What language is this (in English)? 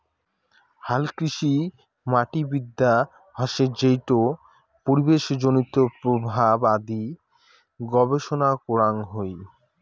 Bangla